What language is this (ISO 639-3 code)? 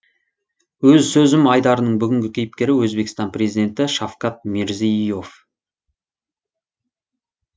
kaz